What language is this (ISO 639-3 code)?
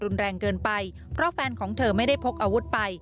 tha